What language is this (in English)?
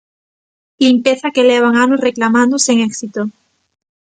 Galician